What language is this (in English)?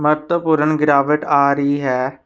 Punjabi